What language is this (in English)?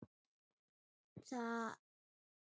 Icelandic